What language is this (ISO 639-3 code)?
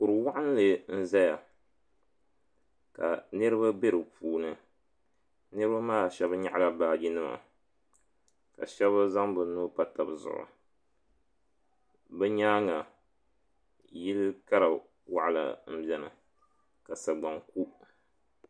dag